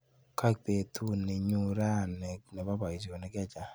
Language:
Kalenjin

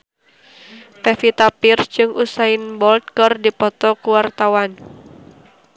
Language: Sundanese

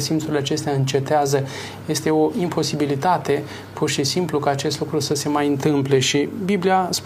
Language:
Romanian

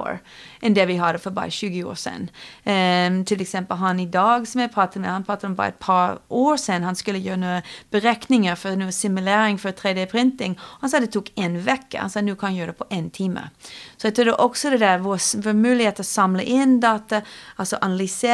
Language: Swedish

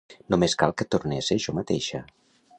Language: Catalan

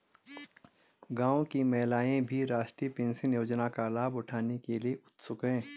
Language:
Hindi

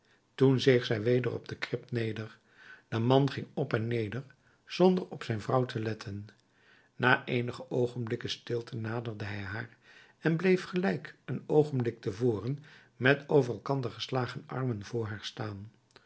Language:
Dutch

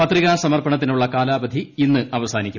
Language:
Malayalam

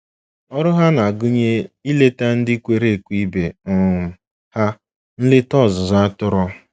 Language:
Igbo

